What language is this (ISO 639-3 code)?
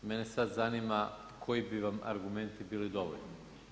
hrv